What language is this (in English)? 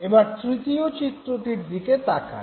Bangla